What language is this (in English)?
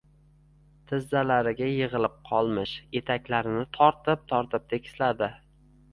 Uzbek